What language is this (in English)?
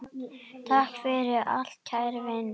Icelandic